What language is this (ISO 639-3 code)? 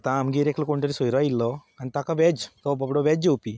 kok